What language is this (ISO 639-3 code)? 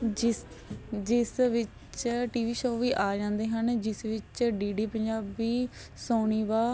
pan